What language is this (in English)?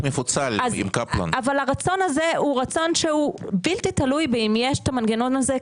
Hebrew